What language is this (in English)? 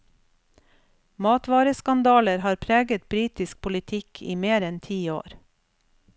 Norwegian